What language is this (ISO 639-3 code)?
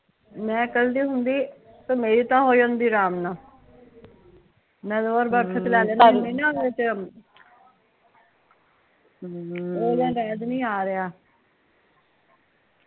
pan